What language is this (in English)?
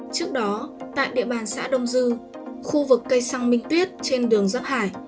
Vietnamese